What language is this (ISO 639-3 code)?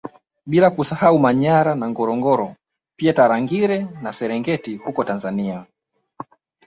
swa